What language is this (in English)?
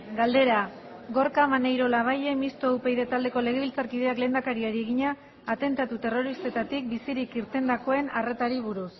Basque